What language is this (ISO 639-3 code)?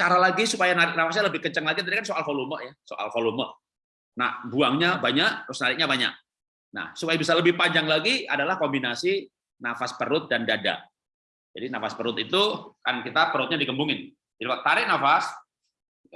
ind